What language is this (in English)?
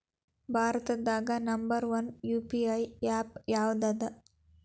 Kannada